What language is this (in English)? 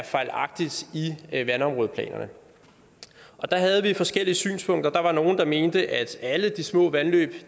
Danish